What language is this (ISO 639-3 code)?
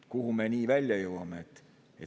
est